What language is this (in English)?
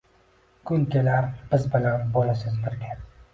Uzbek